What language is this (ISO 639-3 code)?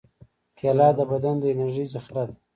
pus